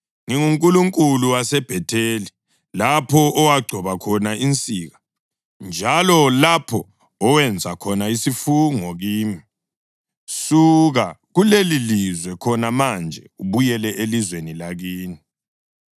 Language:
North Ndebele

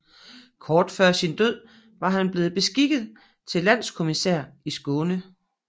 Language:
Danish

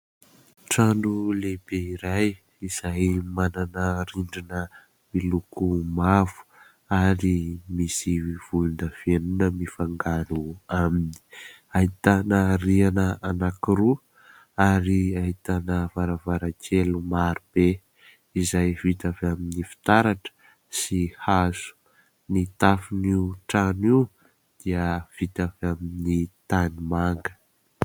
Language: Malagasy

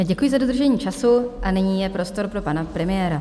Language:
Czech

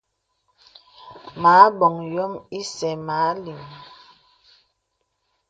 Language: Bebele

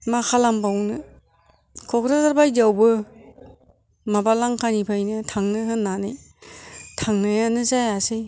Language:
Bodo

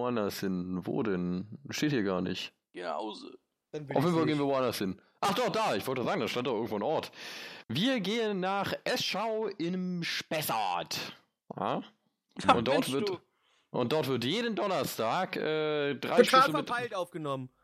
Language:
German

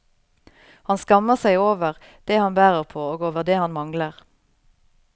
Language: Norwegian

